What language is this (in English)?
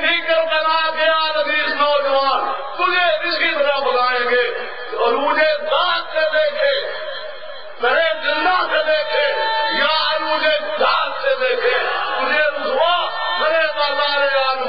Arabic